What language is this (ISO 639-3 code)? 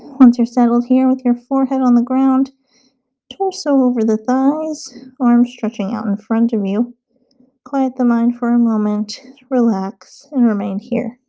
eng